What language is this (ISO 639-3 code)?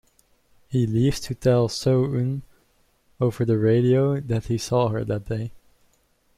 eng